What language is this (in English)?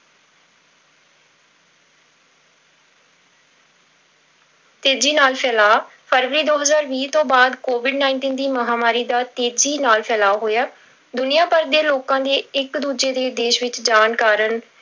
Punjabi